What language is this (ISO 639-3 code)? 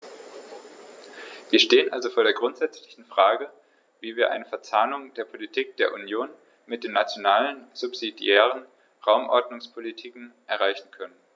deu